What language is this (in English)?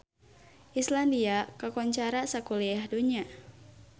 Sundanese